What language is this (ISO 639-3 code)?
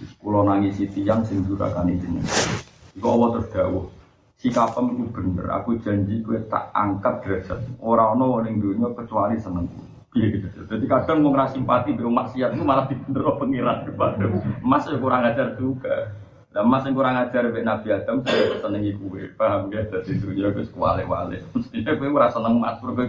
msa